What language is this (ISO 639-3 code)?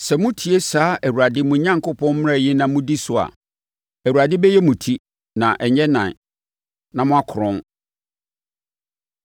aka